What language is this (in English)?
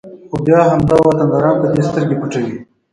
Pashto